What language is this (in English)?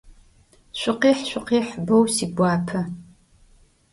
Adyghe